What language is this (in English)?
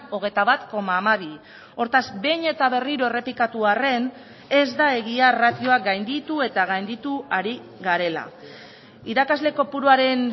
Basque